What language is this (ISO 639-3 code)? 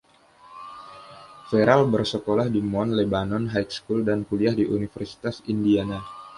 ind